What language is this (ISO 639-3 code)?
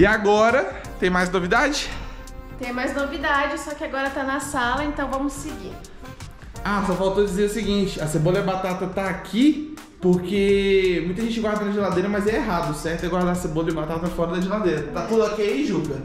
por